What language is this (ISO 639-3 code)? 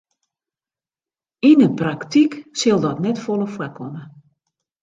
fry